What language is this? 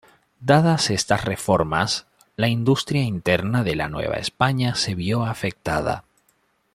Spanish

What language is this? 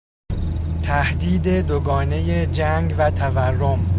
Persian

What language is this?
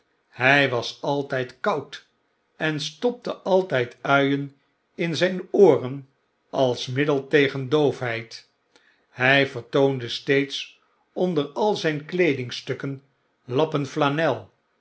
Dutch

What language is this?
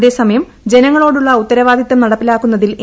Malayalam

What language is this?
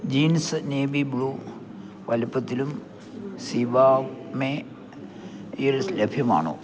Malayalam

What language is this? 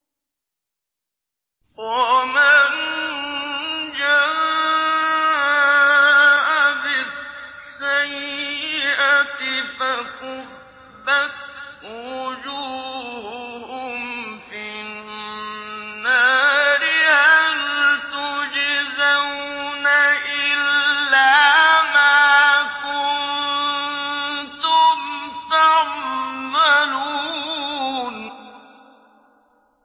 Arabic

